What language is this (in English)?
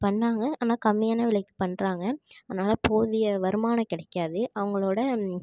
Tamil